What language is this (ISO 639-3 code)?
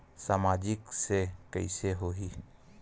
hne